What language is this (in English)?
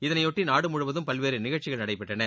Tamil